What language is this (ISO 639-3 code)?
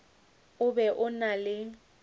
nso